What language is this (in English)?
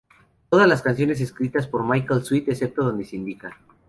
Spanish